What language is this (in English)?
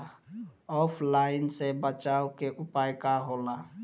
Bhojpuri